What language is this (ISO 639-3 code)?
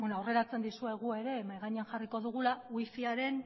eus